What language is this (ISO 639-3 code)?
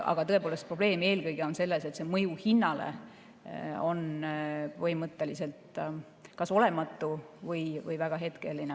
est